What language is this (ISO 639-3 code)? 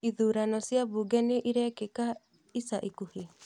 kik